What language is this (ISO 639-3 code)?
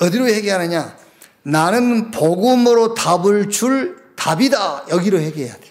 kor